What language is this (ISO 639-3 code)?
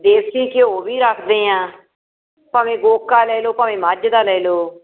pan